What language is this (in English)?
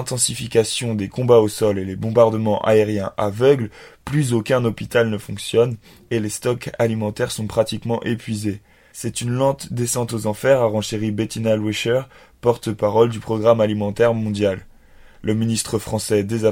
French